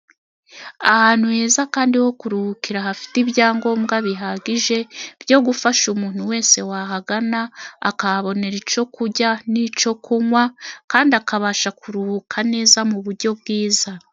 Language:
Kinyarwanda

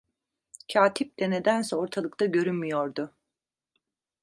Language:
Turkish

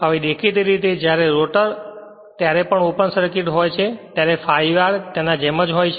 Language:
Gujarati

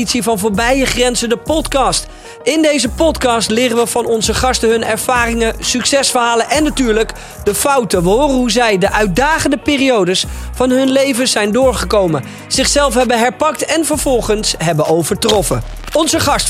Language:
Dutch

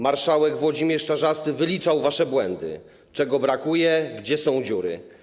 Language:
Polish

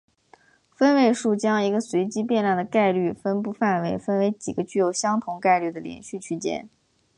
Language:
Chinese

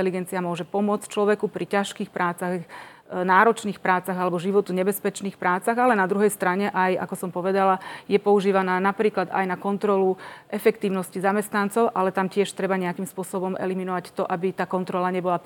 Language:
Slovak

